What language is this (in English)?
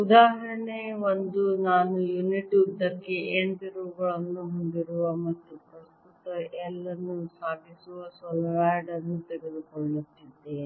Kannada